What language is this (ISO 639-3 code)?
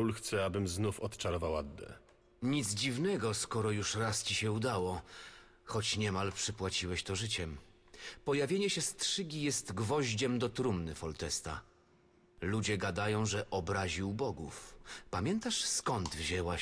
pol